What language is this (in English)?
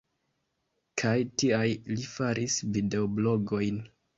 Esperanto